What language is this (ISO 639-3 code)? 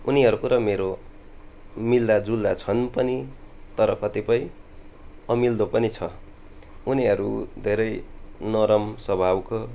nep